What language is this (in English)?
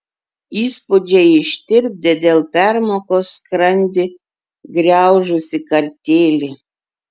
Lithuanian